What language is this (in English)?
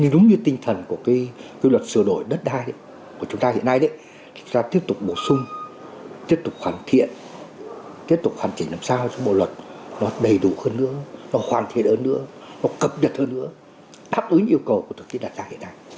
Vietnamese